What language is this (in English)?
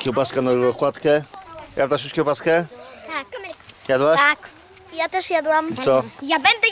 Polish